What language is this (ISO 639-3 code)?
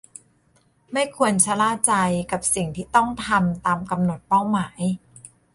tha